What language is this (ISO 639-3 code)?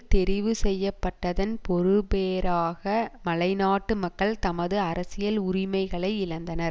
tam